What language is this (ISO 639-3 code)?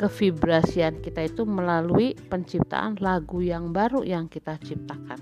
ind